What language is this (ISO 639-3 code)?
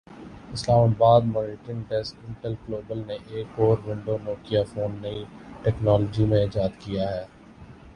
urd